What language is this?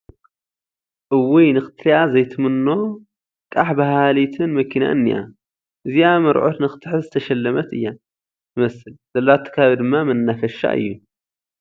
Tigrinya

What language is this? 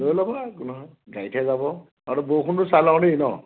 Assamese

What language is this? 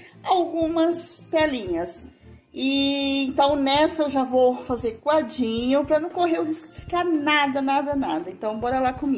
Portuguese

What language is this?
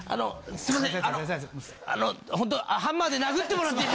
Japanese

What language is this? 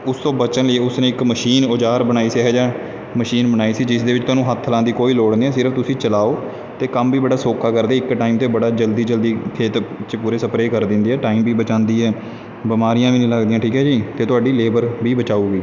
Punjabi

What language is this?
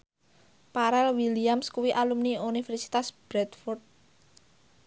Javanese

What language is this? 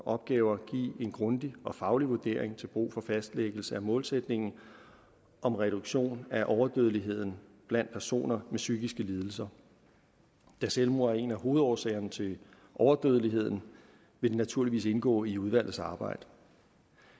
Danish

